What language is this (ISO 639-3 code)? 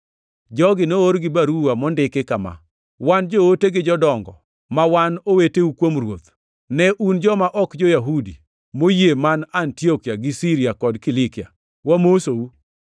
luo